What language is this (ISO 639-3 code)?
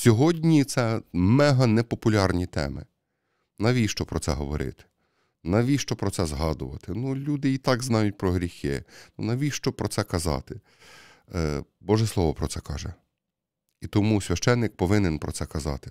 ukr